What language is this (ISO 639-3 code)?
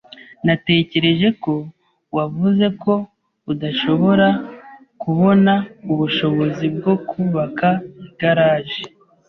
kin